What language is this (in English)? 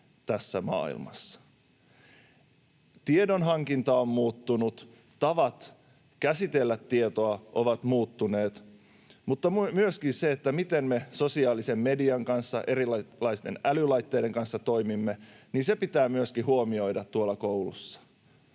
Finnish